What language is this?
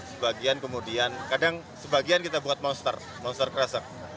Indonesian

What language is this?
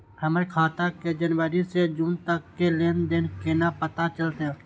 Maithili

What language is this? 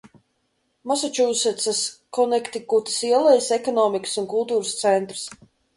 Latvian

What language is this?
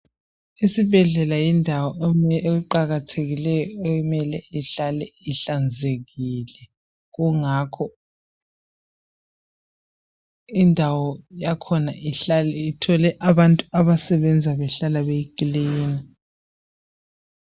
North Ndebele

